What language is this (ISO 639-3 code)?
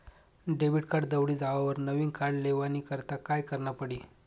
mar